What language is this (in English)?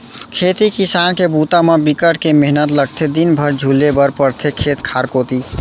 Chhattisgarhi